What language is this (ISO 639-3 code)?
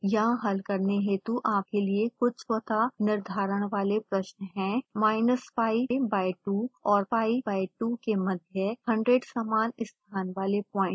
hin